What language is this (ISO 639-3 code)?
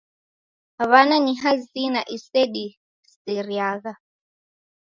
dav